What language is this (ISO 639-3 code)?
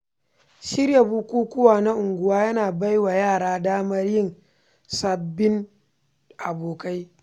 hau